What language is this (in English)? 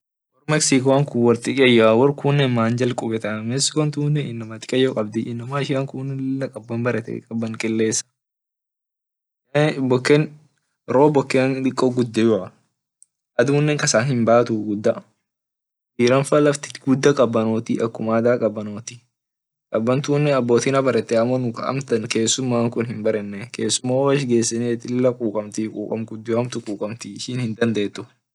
Orma